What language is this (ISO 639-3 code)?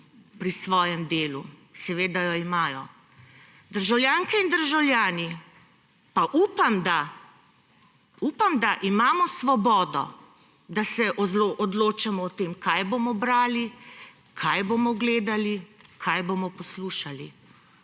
slv